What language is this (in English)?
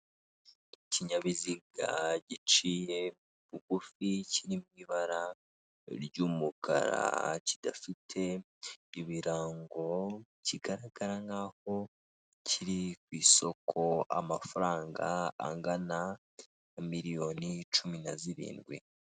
Kinyarwanda